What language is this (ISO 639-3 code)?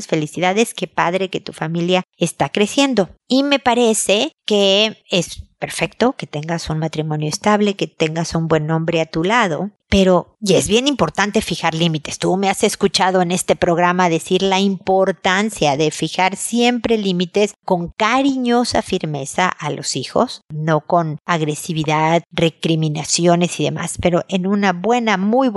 spa